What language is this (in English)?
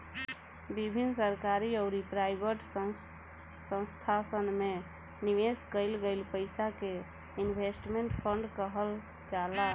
Bhojpuri